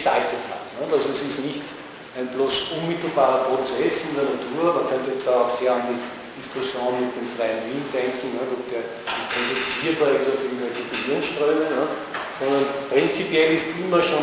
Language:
German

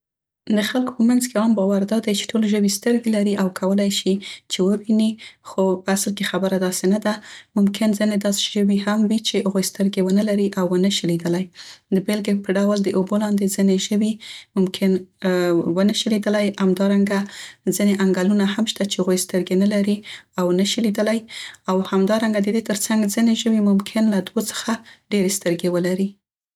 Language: Central Pashto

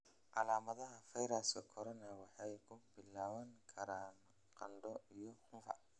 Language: Somali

